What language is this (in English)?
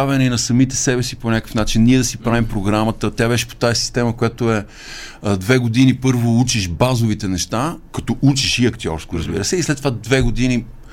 Bulgarian